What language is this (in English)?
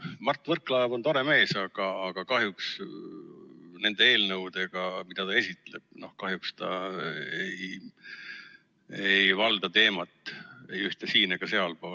Estonian